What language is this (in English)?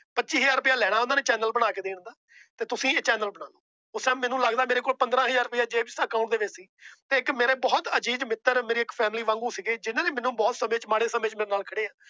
Punjabi